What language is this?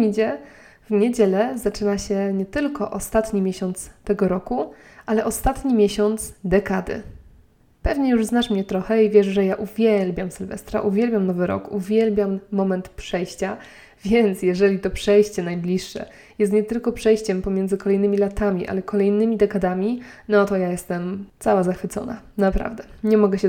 Polish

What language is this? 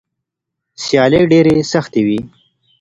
Pashto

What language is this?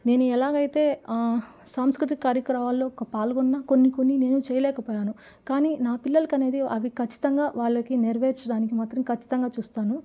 Telugu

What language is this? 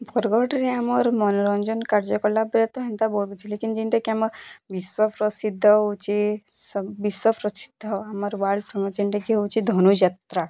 Odia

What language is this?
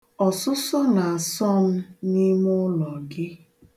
Igbo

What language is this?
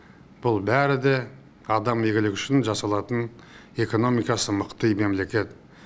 Kazakh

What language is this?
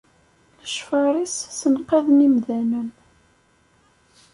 Kabyle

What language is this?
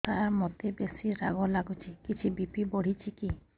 Odia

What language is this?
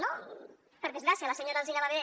Catalan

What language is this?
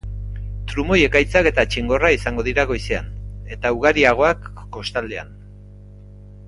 Basque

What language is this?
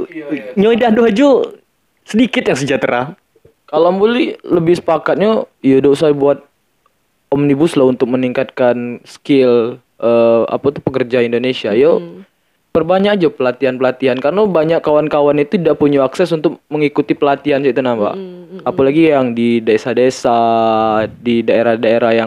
Indonesian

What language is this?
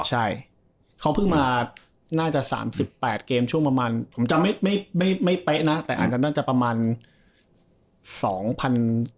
Thai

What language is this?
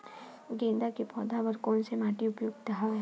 Chhattisgarhi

